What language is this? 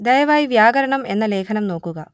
Malayalam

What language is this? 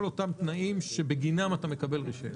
Hebrew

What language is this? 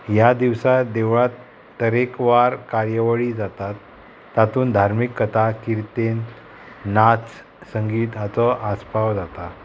Konkani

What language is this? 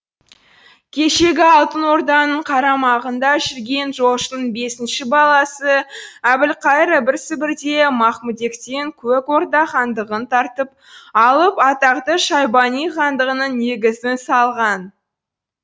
Kazakh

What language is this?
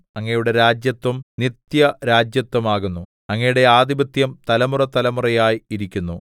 Malayalam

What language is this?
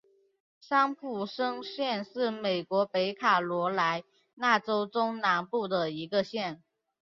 Chinese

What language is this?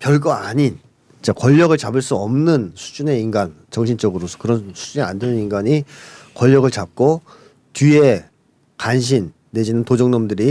Korean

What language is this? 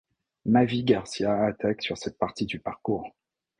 French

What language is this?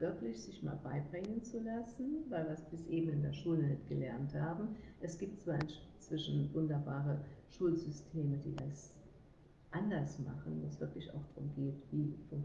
German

